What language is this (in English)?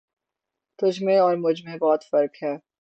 Urdu